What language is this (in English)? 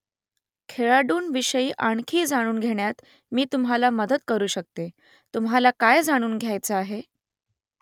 Marathi